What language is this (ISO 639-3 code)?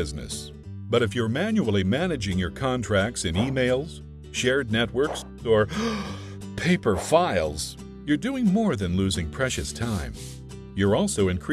eng